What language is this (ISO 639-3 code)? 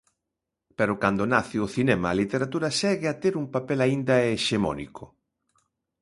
glg